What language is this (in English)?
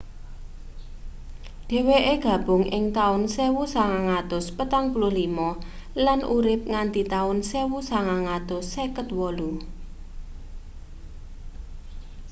Javanese